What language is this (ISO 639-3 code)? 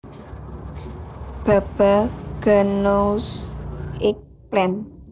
jav